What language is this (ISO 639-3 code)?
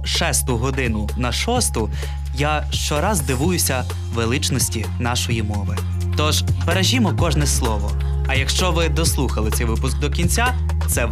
ukr